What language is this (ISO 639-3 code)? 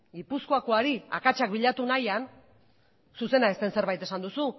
eus